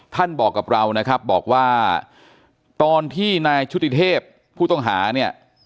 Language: Thai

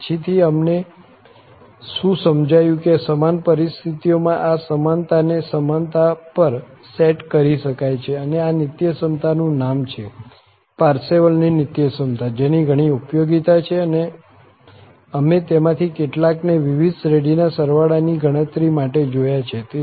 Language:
Gujarati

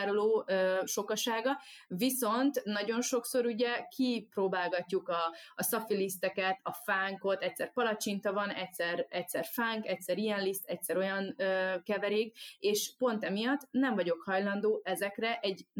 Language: Hungarian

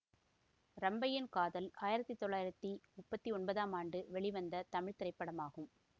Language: Tamil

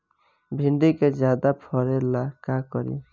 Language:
Bhojpuri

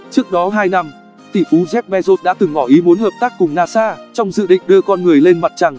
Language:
Vietnamese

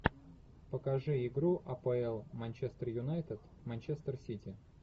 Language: Russian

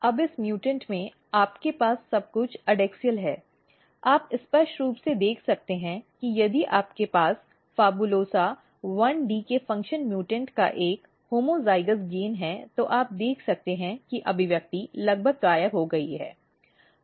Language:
Hindi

